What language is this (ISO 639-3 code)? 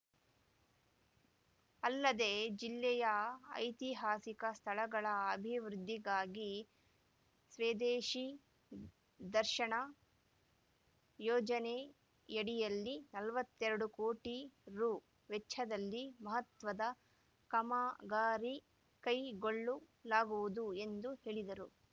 kan